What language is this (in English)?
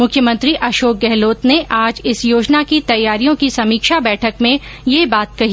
Hindi